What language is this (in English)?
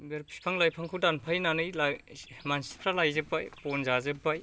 Bodo